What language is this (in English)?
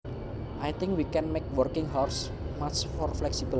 Javanese